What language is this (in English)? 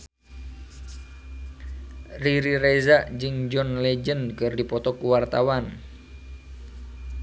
Sundanese